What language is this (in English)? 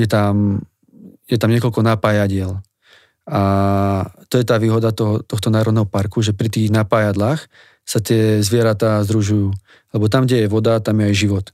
Slovak